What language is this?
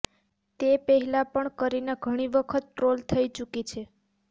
Gujarati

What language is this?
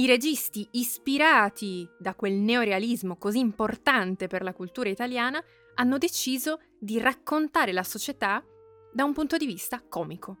Italian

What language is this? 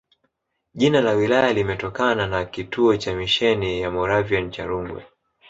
Swahili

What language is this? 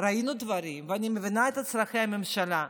Hebrew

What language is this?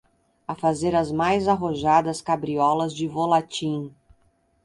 Portuguese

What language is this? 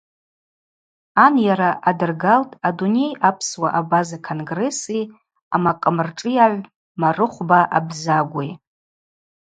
Abaza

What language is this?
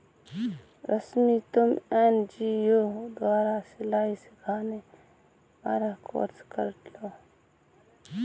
Hindi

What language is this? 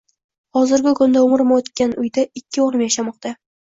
Uzbek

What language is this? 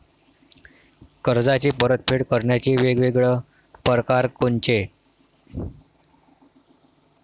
Marathi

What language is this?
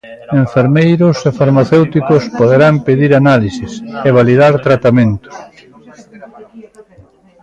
Galician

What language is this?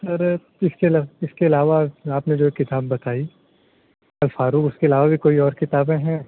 Urdu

